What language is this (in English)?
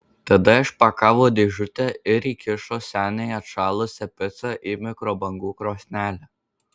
Lithuanian